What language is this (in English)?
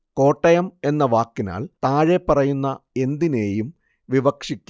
Malayalam